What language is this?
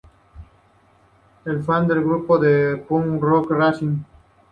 Spanish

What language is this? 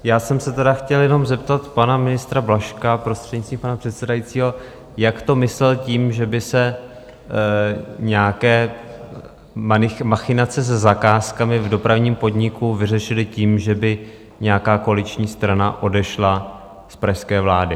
Czech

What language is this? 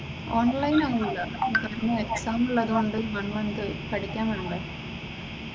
Malayalam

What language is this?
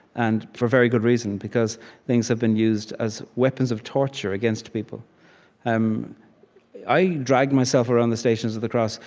English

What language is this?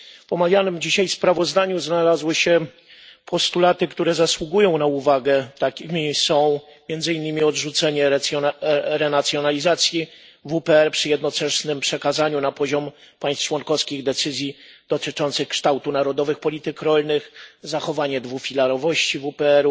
Polish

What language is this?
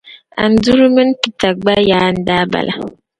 Dagbani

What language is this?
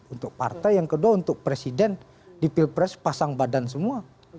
Indonesian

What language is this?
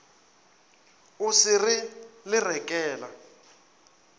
Northern Sotho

